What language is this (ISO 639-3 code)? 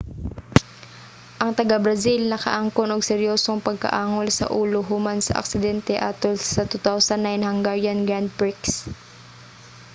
ceb